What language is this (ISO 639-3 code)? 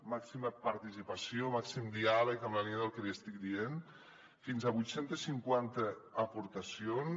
cat